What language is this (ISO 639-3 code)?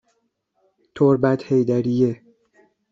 fas